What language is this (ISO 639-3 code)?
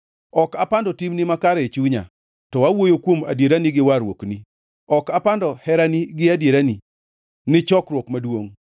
luo